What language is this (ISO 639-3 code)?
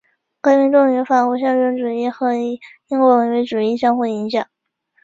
zho